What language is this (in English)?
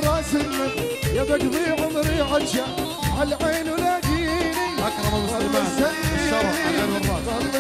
Arabic